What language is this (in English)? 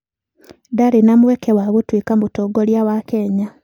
Kikuyu